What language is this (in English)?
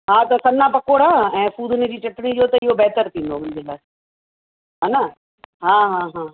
Sindhi